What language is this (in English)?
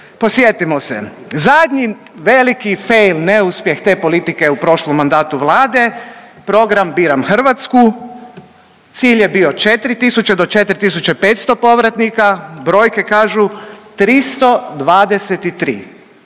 Croatian